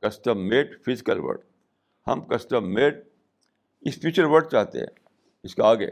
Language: Urdu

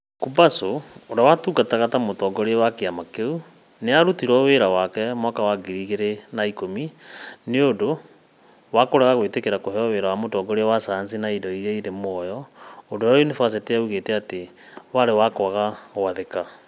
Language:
Kikuyu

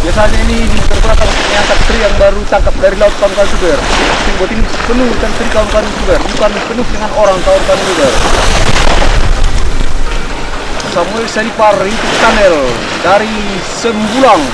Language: Indonesian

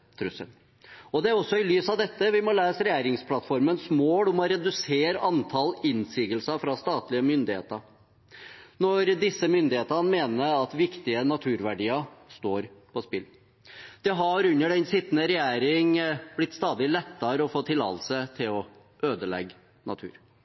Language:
Norwegian Bokmål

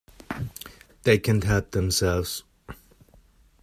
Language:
English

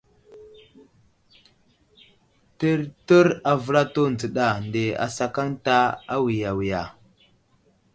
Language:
Wuzlam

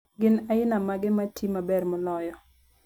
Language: Luo (Kenya and Tanzania)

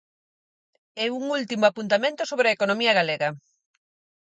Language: Galician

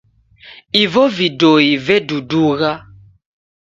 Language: Taita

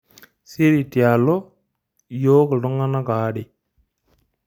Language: Masai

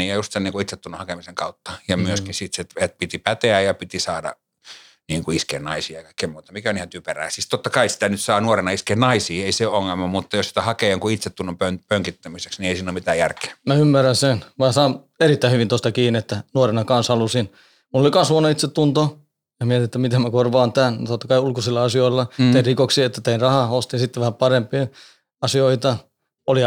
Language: Finnish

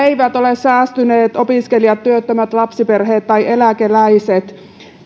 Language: Finnish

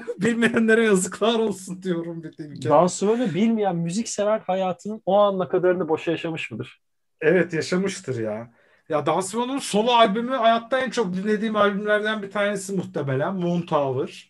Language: Turkish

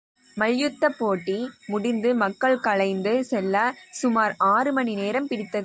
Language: Tamil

